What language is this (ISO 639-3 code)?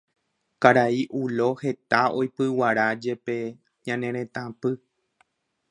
grn